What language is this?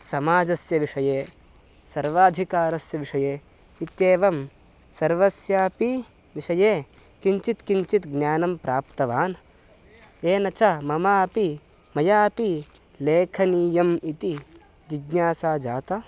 Sanskrit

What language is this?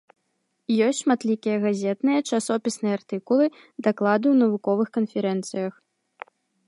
Belarusian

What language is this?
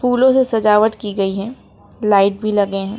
Hindi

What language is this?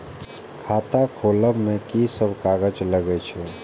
Maithili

